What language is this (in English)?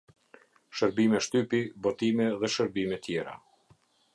Albanian